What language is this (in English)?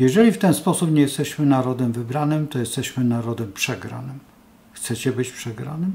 Polish